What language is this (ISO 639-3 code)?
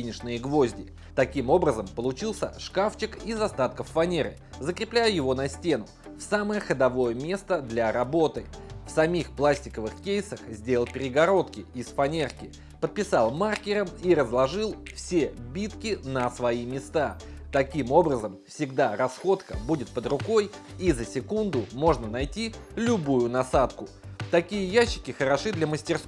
rus